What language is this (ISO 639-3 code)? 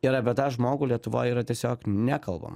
lit